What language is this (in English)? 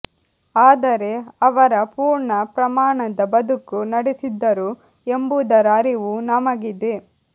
Kannada